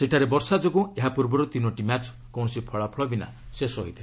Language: Odia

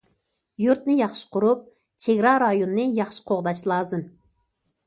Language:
Uyghur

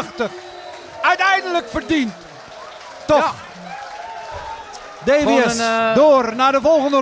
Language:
Dutch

